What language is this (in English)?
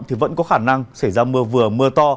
Vietnamese